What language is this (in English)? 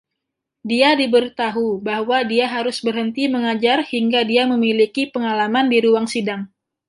Indonesian